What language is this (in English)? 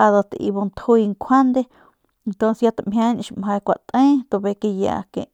Northern Pame